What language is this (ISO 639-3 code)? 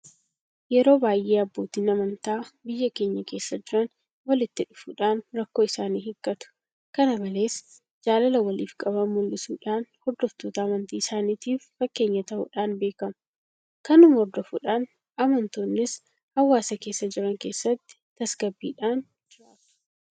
orm